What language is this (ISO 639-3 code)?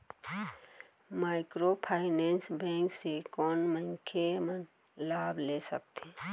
hne